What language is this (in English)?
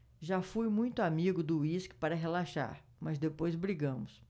Portuguese